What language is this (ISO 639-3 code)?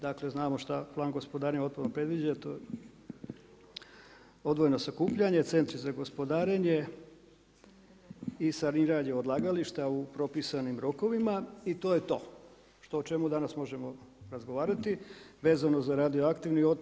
hrv